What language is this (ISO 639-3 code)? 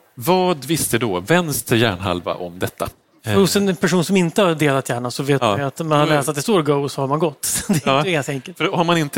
swe